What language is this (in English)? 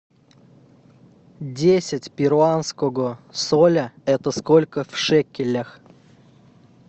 Russian